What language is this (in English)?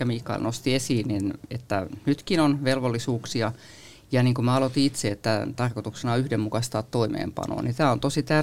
Finnish